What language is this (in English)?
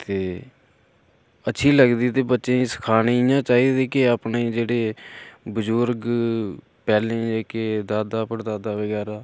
Dogri